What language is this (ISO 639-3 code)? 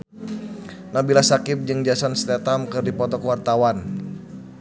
sun